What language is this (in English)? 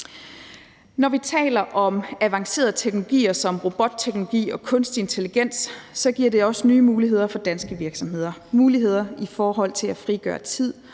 Danish